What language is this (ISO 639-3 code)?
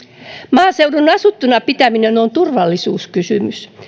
fin